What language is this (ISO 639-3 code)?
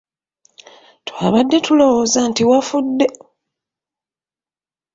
lug